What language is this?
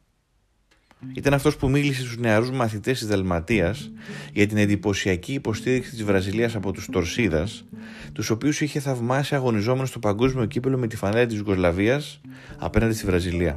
Greek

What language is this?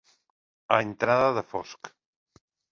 Catalan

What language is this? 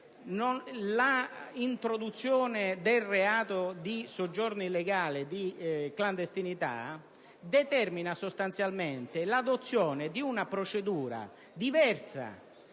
Italian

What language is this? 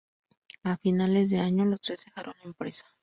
Spanish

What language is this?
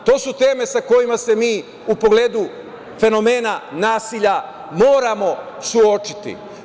Serbian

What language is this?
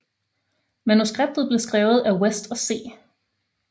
Danish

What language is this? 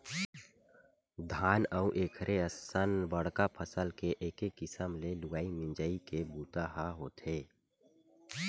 Chhattisgarhi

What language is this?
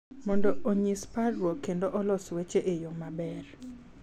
Luo (Kenya and Tanzania)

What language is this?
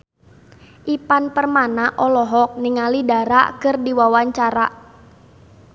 Sundanese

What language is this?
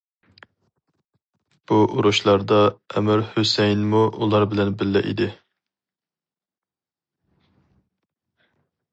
Uyghur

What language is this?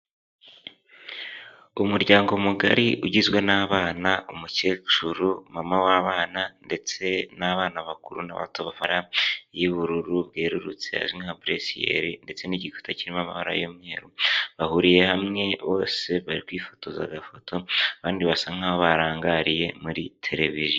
Kinyarwanda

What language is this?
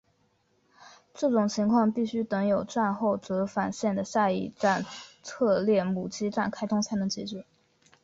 Chinese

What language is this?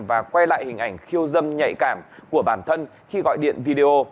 Vietnamese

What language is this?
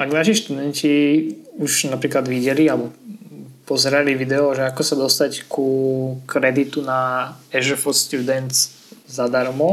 Slovak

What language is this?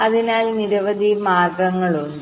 Malayalam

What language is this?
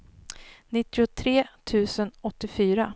Swedish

